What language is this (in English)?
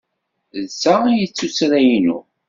Kabyle